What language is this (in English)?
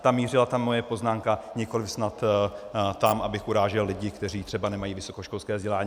Czech